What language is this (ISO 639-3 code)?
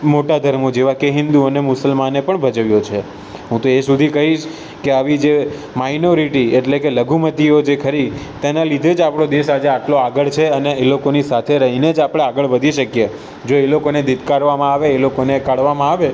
guj